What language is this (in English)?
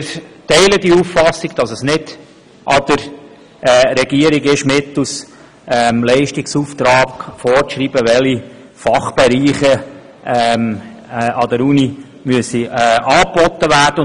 Swiss German